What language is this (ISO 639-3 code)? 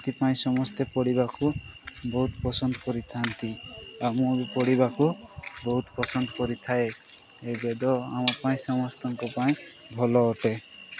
ori